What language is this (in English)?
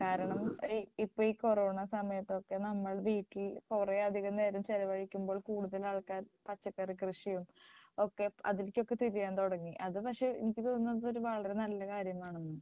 Malayalam